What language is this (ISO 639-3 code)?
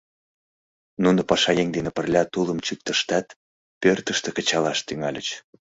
chm